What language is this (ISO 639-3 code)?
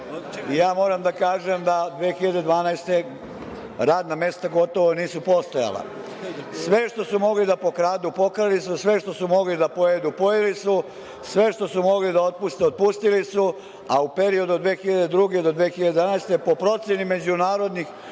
srp